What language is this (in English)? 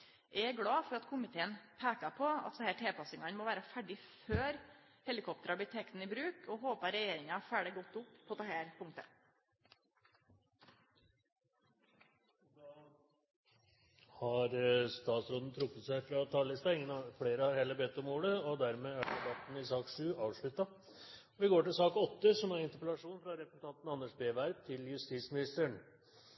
Norwegian